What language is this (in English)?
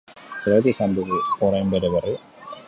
Basque